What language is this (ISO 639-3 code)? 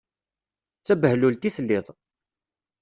kab